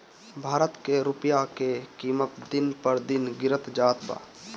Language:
Bhojpuri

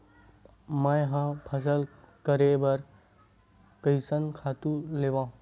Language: Chhattisgarhi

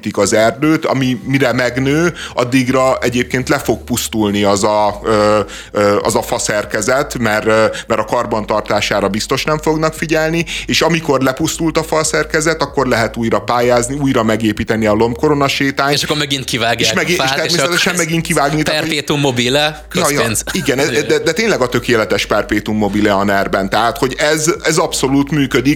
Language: Hungarian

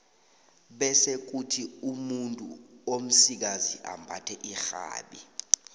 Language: South Ndebele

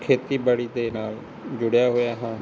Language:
Punjabi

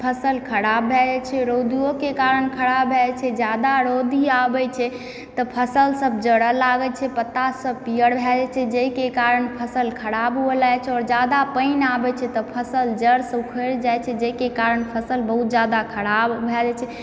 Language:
Maithili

